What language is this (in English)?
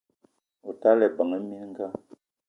Eton (Cameroon)